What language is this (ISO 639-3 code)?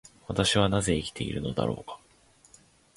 jpn